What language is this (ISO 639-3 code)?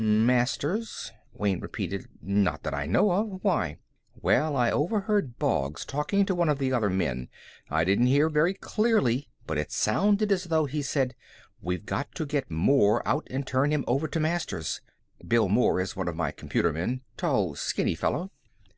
eng